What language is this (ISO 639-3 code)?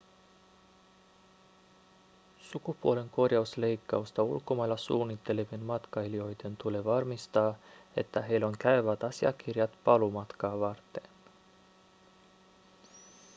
fin